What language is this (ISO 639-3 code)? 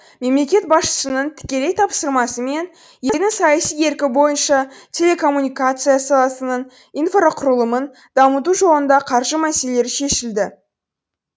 kaz